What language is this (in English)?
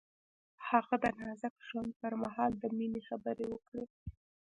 Pashto